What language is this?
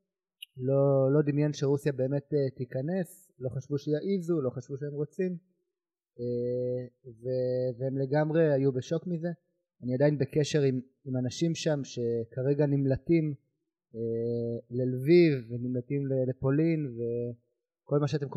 Hebrew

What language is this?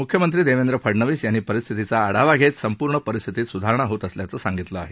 Marathi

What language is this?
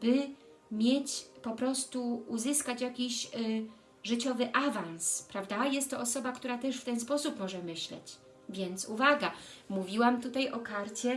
Polish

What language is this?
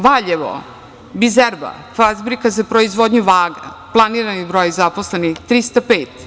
Serbian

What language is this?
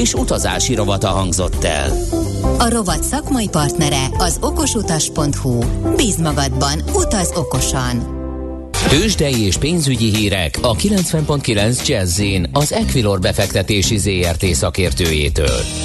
Hungarian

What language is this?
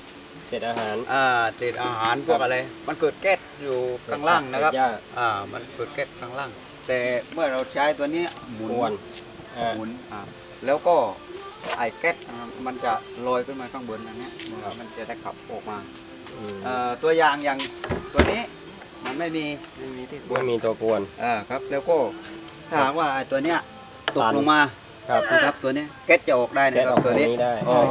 Thai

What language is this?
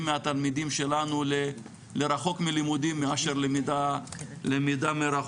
Hebrew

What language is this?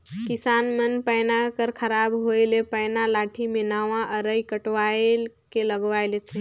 Chhattisgarhi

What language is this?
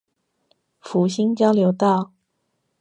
Chinese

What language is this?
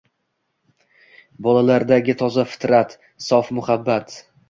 Uzbek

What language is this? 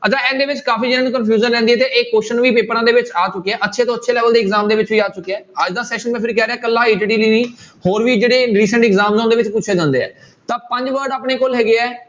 Punjabi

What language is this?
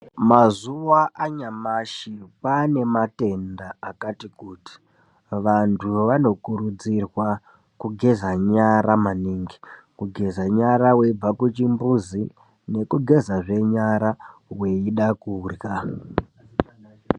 Ndau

